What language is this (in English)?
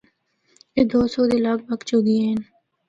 Northern Hindko